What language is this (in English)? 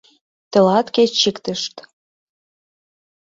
Mari